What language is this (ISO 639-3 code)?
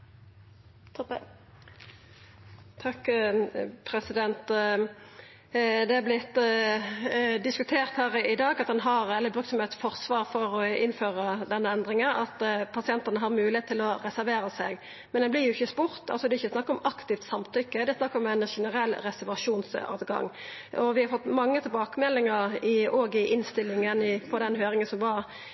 nor